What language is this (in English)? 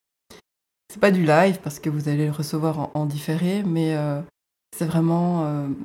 French